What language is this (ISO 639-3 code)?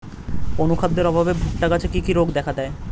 ben